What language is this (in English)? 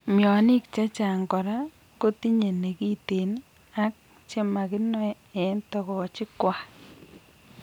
Kalenjin